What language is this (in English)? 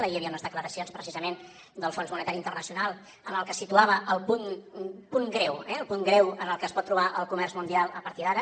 Catalan